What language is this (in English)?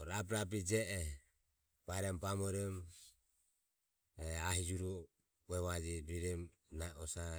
Ömie